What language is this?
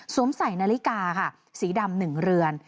Thai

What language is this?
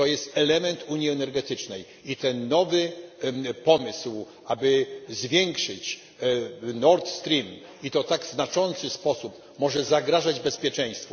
Polish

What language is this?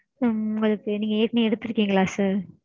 Tamil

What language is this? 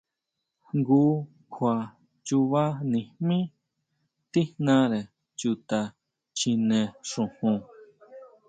Huautla Mazatec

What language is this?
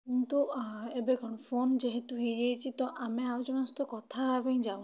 Odia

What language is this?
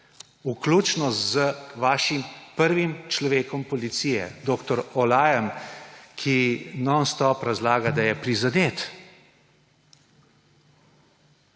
Slovenian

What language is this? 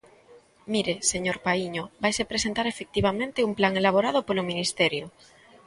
Galician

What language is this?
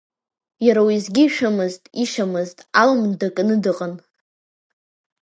Abkhazian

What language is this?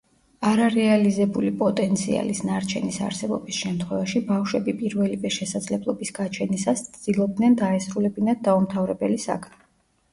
Georgian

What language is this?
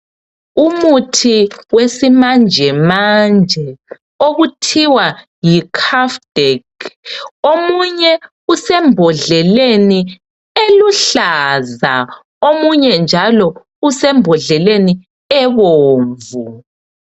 North Ndebele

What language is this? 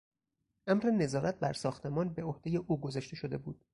Persian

